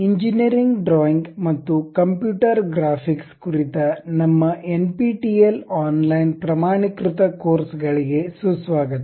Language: Kannada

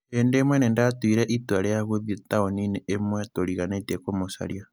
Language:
Kikuyu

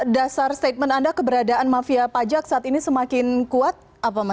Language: Indonesian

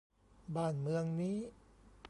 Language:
Thai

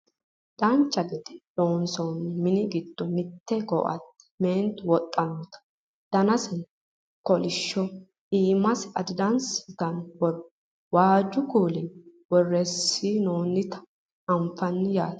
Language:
Sidamo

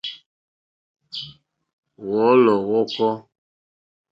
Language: Mokpwe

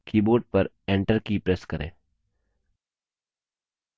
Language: Hindi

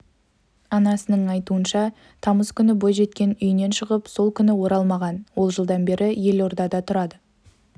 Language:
Kazakh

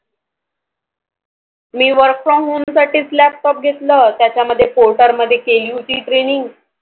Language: Marathi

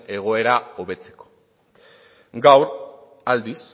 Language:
Basque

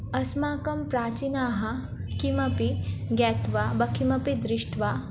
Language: Sanskrit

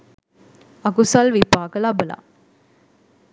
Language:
Sinhala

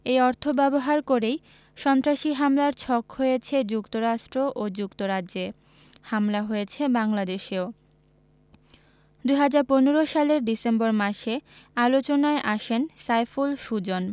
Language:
Bangla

